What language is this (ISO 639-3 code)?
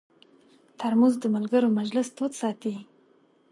pus